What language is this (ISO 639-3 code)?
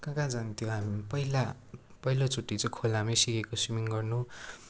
nep